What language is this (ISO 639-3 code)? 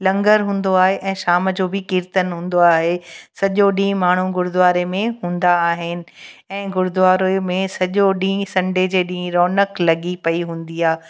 snd